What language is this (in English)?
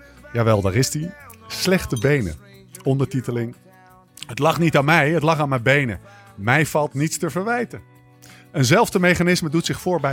Dutch